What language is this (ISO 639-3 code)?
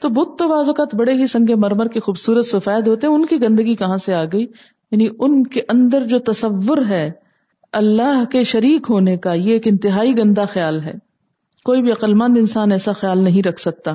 urd